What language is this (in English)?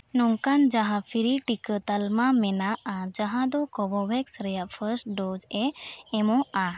Santali